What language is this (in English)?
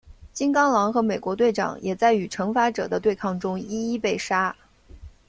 Chinese